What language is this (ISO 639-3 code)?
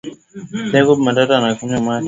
swa